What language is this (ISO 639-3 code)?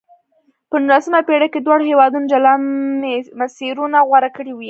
pus